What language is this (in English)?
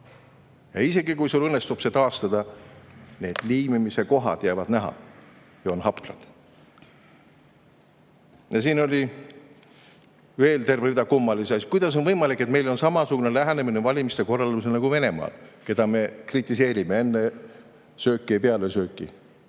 Estonian